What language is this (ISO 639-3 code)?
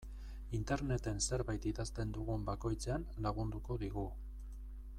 eus